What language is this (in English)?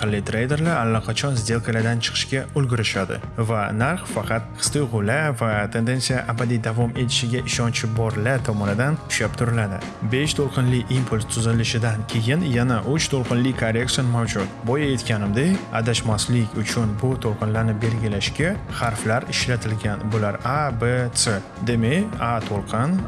Uzbek